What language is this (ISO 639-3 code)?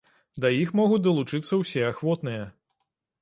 bel